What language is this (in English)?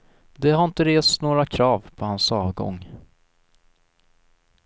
Swedish